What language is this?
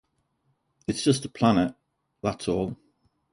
English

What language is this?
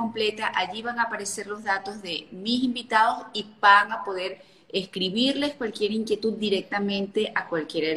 Spanish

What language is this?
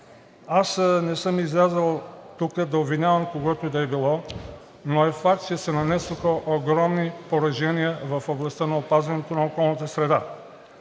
Bulgarian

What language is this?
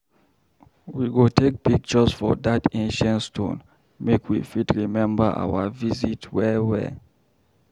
Nigerian Pidgin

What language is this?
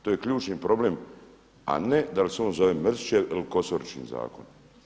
Croatian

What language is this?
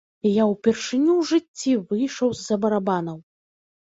Belarusian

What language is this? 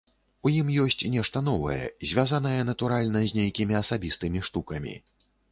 Belarusian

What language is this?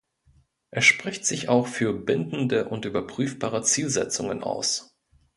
German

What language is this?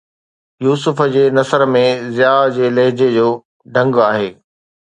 Sindhi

